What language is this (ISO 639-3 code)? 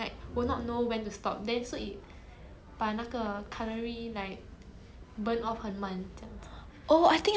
eng